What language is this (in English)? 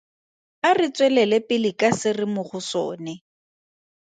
Tswana